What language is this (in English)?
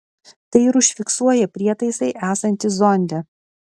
Lithuanian